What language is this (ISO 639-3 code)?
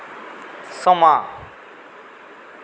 doi